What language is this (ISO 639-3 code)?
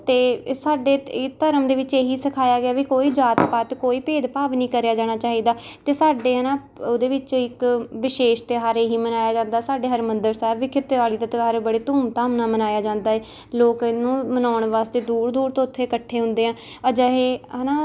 pan